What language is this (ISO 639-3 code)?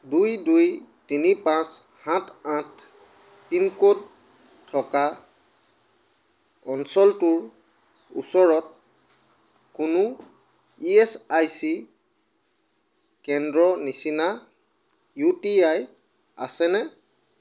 asm